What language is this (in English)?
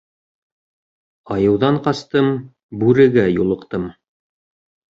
Bashkir